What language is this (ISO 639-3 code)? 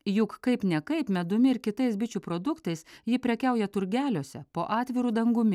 lit